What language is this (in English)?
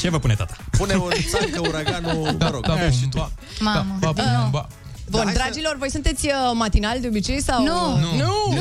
Romanian